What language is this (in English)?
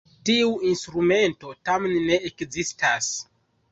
Esperanto